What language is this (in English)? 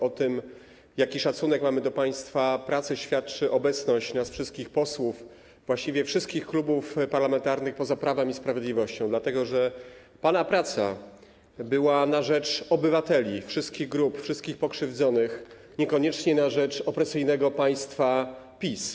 Polish